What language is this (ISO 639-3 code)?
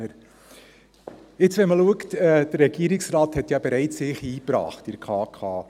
gsw